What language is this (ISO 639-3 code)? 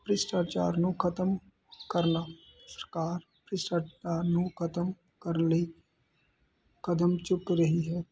pan